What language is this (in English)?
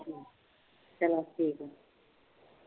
Punjabi